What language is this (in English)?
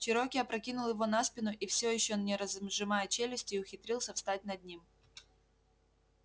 Russian